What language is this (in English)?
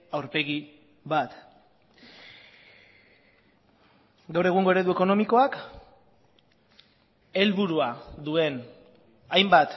Basque